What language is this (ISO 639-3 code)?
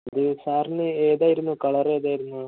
mal